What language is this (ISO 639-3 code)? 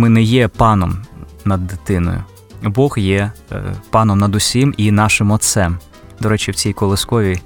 ukr